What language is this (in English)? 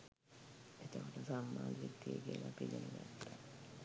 Sinhala